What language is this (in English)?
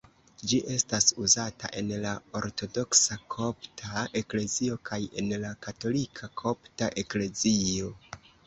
Esperanto